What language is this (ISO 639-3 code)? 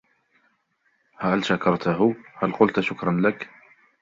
ara